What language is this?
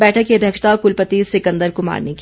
Hindi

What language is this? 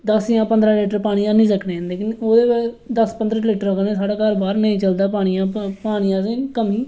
Dogri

